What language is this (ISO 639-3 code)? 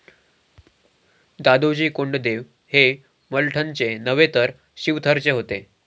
mar